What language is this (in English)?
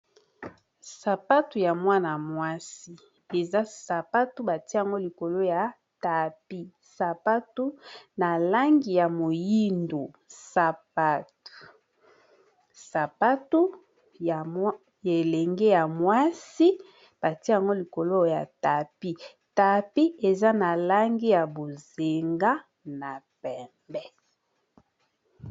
Lingala